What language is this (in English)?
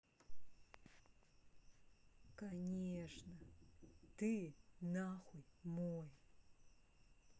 Russian